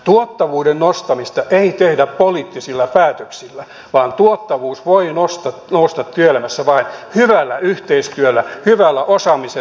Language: Finnish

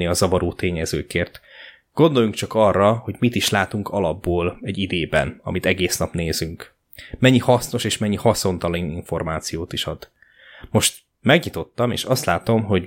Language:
Hungarian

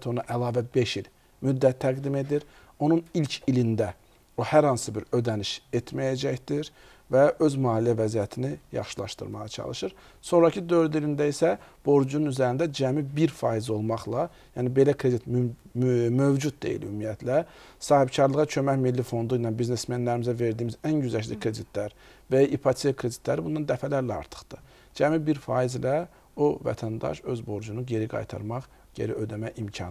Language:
Arabic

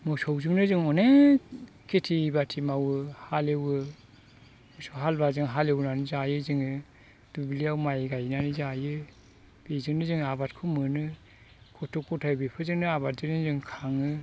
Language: Bodo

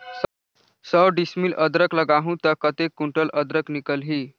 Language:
Chhattisgarhi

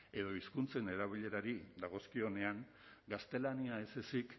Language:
Basque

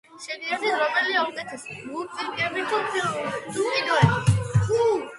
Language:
Georgian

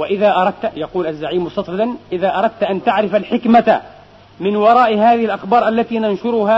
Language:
Arabic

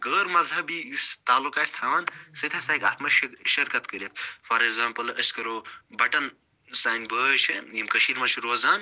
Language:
Kashmiri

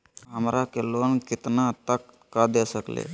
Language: Magahi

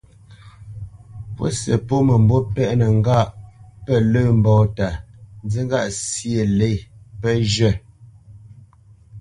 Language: Bamenyam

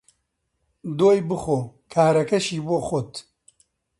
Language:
Central Kurdish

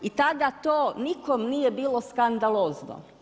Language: Croatian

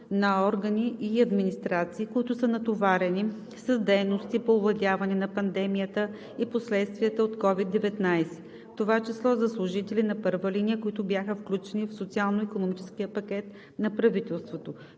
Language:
Bulgarian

